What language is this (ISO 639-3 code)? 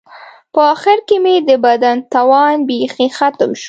pus